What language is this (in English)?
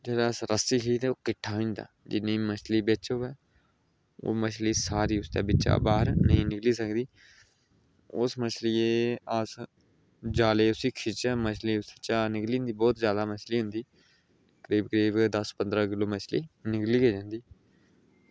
Dogri